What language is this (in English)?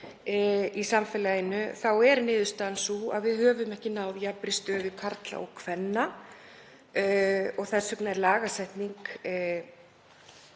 Icelandic